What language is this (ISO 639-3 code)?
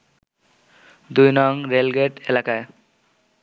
ben